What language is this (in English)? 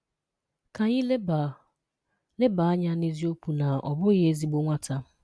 Igbo